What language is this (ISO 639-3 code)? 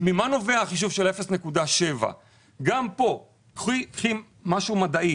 heb